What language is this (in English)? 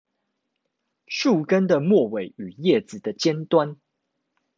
Chinese